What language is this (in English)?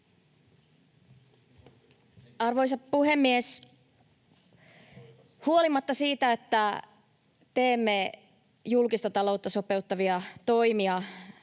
Finnish